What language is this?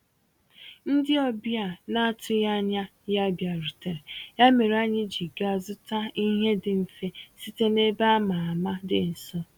Igbo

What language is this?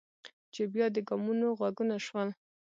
Pashto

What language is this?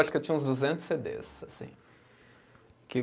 Portuguese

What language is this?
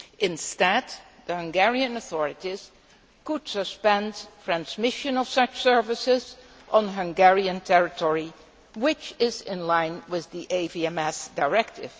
English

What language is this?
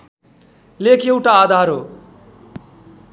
Nepali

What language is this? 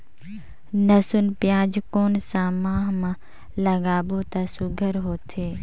Chhattisgarhi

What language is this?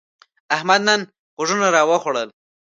Pashto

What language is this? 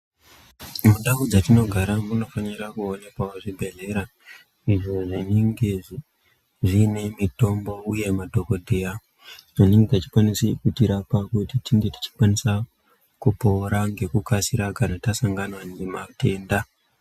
Ndau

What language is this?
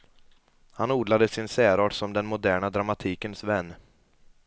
Swedish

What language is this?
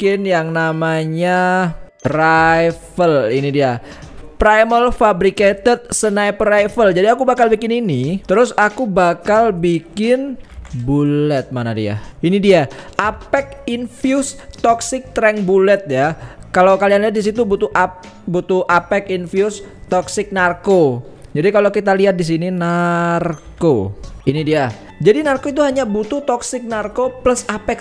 Indonesian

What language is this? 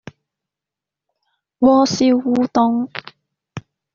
Cantonese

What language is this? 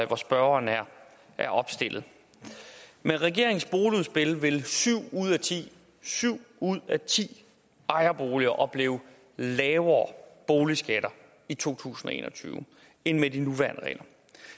Danish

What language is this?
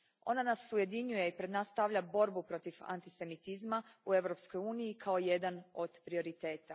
Croatian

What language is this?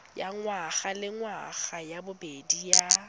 Tswana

